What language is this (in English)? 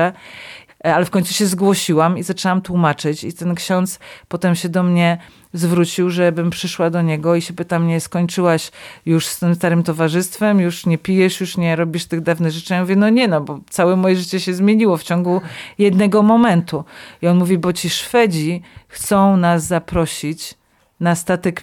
Polish